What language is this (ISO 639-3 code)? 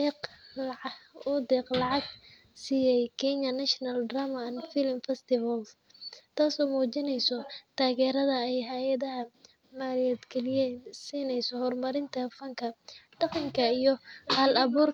som